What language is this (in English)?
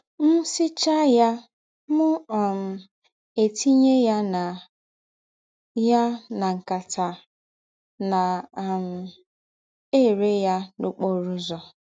Igbo